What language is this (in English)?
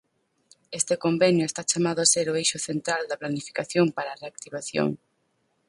Galician